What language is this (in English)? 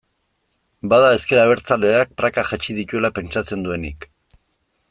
Basque